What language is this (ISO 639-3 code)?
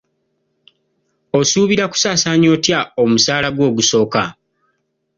lug